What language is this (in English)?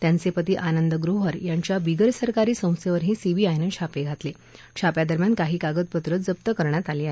Marathi